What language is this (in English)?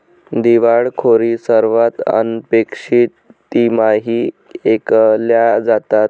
Marathi